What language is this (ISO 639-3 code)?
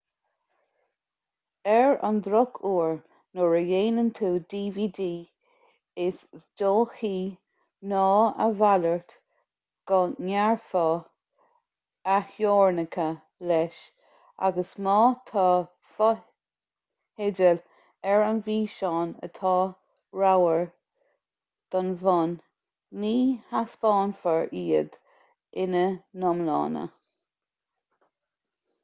gle